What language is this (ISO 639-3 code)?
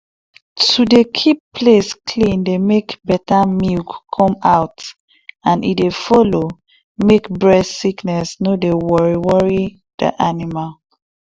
pcm